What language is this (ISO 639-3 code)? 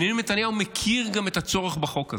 heb